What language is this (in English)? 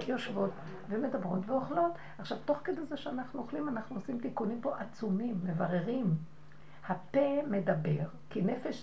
Hebrew